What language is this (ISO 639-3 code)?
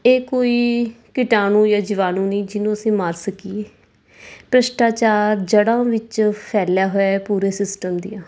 pan